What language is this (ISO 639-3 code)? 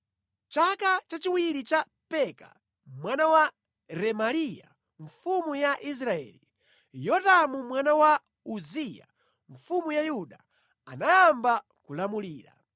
nya